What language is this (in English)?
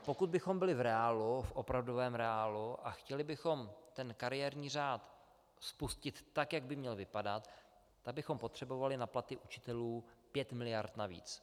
Czech